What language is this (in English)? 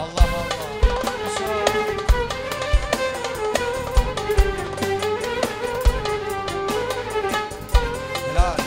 Turkish